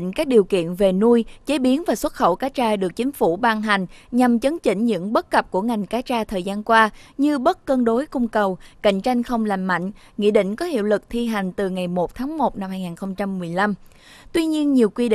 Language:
Vietnamese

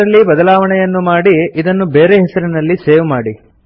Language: Kannada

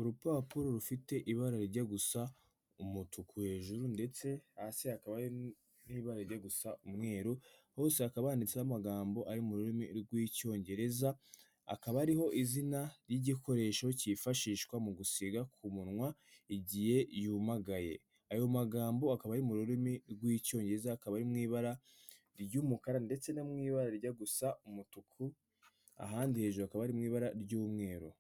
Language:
Kinyarwanda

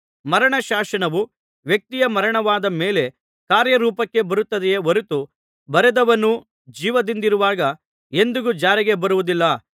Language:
Kannada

